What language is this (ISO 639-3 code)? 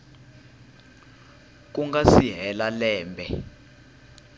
tso